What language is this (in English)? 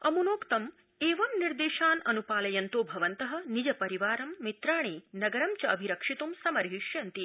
Sanskrit